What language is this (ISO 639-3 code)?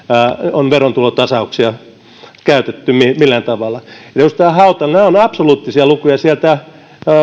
fin